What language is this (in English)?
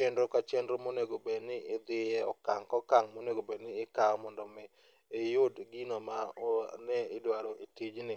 Luo (Kenya and Tanzania)